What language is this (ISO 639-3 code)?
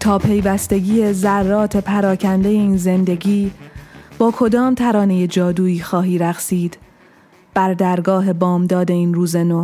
fas